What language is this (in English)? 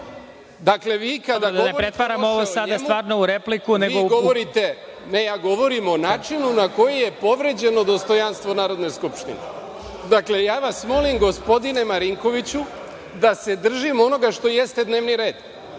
Serbian